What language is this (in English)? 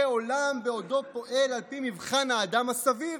Hebrew